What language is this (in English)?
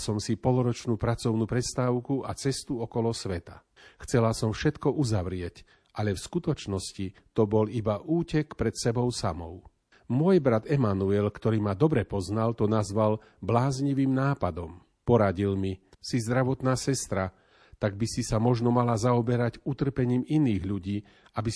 Slovak